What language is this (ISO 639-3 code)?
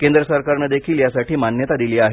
mar